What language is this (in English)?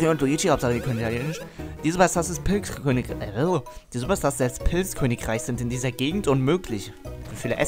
German